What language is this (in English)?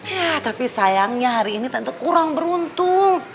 Indonesian